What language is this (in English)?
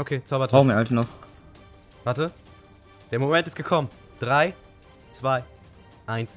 German